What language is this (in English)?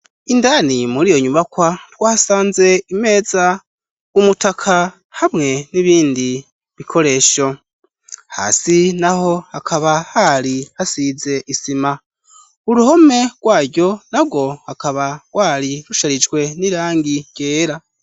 Rundi